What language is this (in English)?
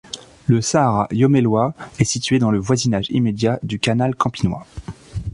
French